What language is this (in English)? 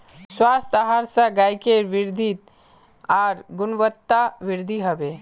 Magahi